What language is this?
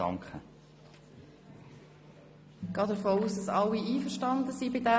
Swiss German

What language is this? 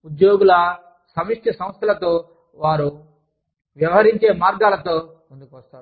Telugu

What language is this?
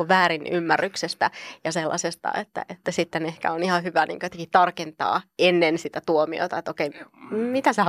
Finnish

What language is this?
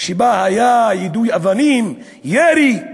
Hebrew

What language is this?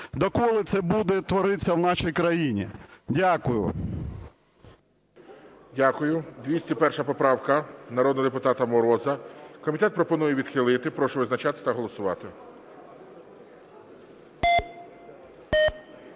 Ukrainian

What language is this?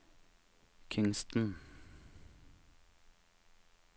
Norwegian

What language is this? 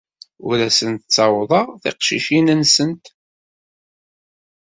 Kabyle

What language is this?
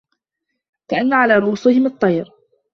Arabic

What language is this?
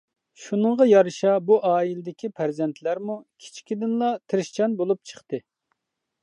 Uyghur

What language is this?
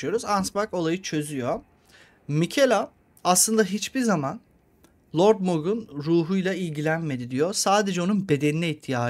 Turkish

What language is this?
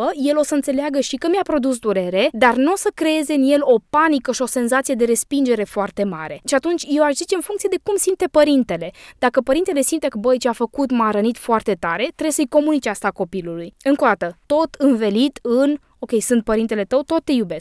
Romanian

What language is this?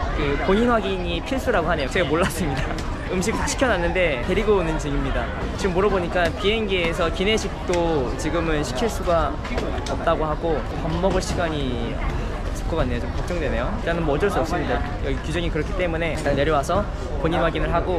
Korean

